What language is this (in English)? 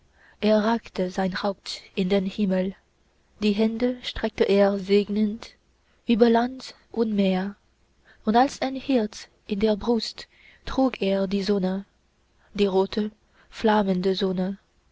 German